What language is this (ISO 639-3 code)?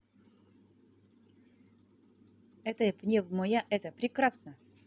rus